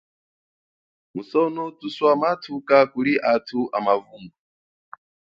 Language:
Chokwe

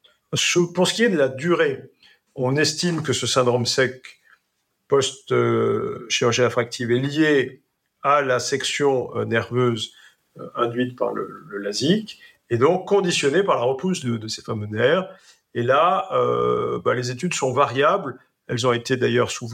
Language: French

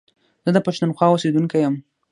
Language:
Pashto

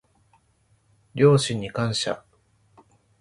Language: Japanese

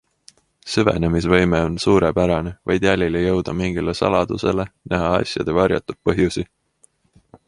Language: Estonian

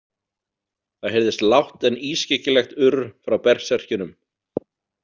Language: Icelandic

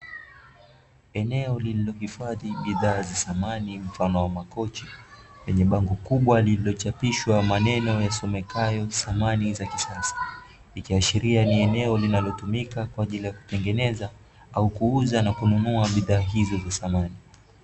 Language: Swahili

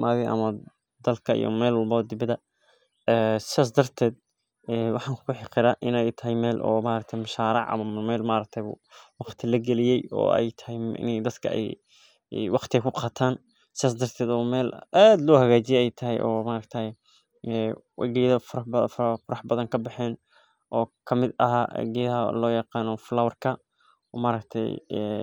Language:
Somali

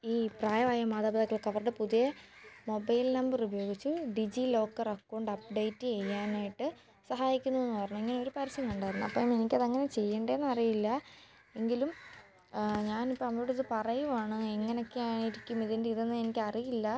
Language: Malayalam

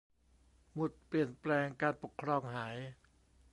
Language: Thai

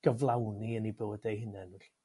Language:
Welsh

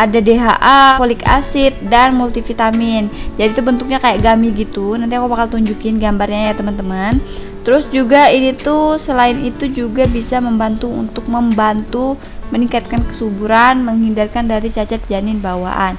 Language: Indonesian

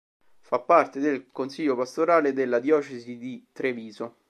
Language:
Italian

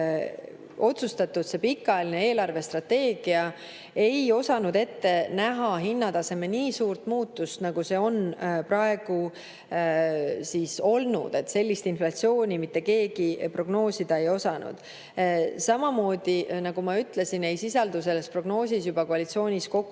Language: Estonian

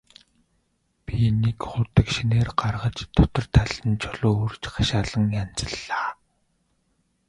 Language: Mongolian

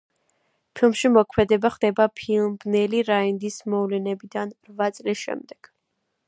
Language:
Georgian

